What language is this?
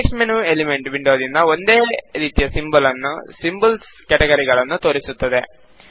Kannada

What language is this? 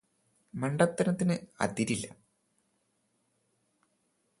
Malayalam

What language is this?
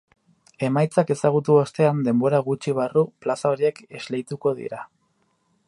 Basque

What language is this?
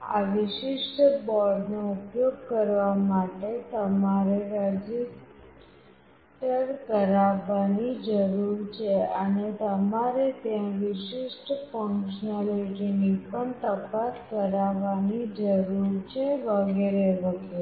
Gujarati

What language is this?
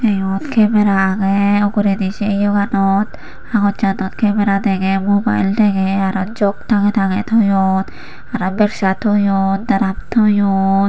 Chakma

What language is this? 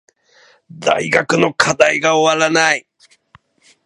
Japanese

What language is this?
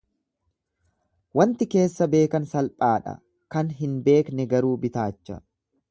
Oromo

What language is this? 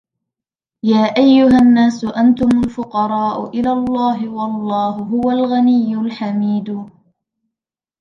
Arabic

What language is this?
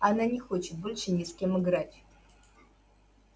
Russian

